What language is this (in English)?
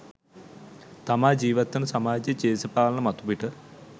Sinhala